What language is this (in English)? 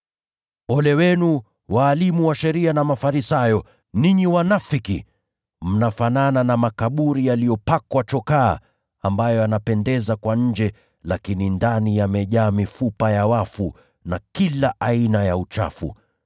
Swahili